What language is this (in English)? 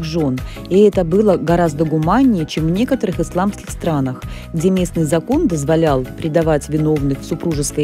Russian